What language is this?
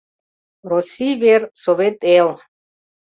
Mari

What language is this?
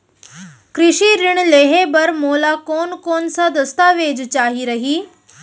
Chhattisgarhi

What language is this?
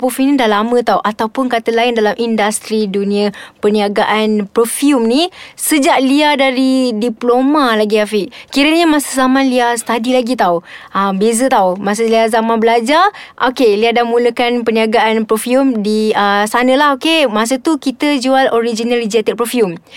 Malay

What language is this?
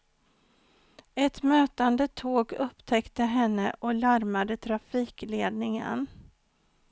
Swedish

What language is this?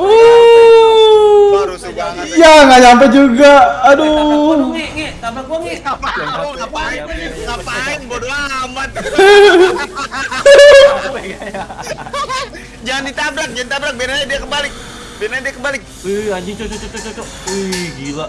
Indonesian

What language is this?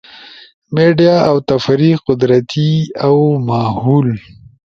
Ushojo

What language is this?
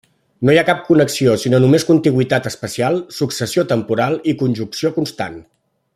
Catalan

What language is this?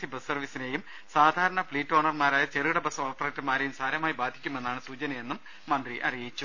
Malayalam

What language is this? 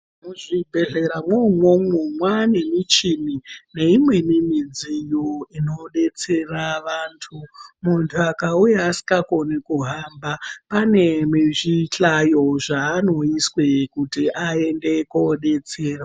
Ndau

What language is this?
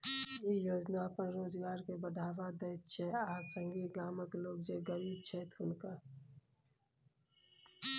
Maithili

